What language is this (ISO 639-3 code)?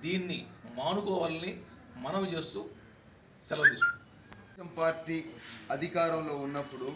hin